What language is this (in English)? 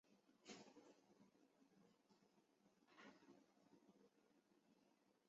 Chinese